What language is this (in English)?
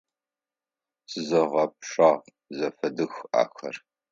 Adyghe